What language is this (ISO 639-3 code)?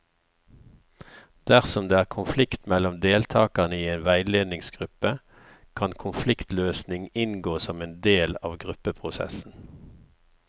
nor